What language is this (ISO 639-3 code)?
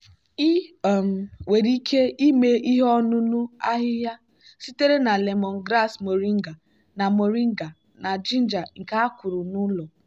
ibo